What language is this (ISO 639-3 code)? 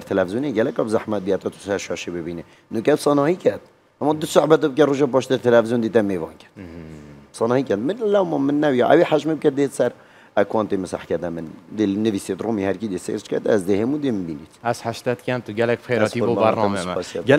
ara